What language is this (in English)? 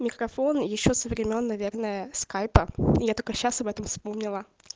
Russian